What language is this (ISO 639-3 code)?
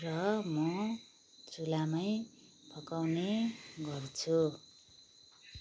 nep